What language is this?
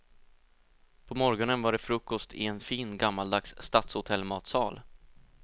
Swedish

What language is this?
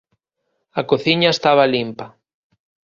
Galician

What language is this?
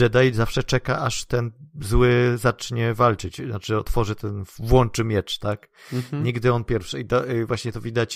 Polish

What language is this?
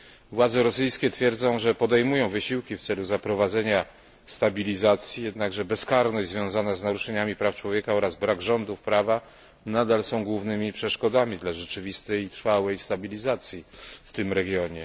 Polish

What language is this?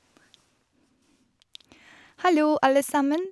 Norwegian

